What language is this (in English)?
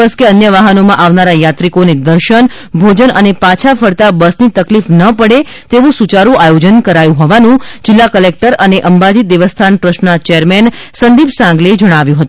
Gujarati